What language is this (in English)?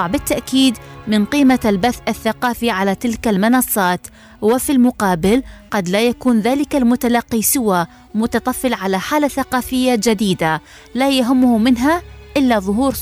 Arabic